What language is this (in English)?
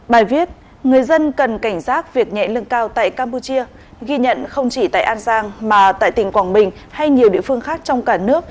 Vietnamese